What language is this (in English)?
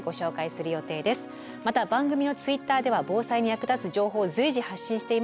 Japanese